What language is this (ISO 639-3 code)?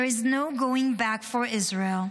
heb